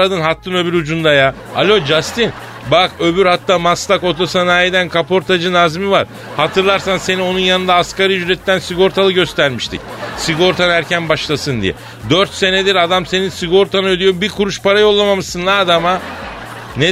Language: Turkish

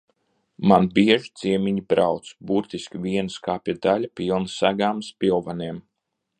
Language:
Latvian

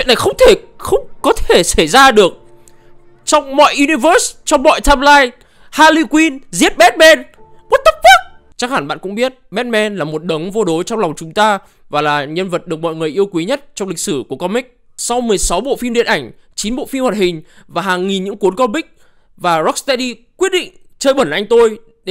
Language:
Vietnamese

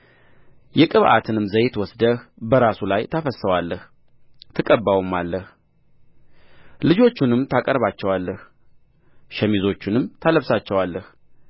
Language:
Amharic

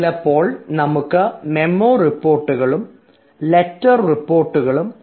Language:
Malayalam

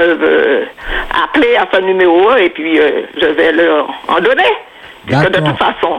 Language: French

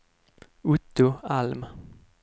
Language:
Swedish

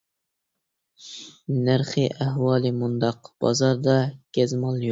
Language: Uyghur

